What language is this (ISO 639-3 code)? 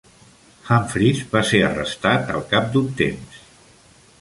cat